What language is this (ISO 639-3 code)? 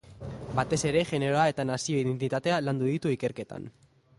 eus